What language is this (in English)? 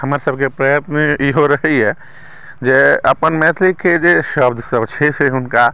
Maithili